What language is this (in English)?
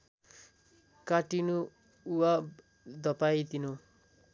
Nepali